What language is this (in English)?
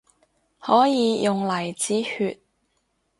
Cantonese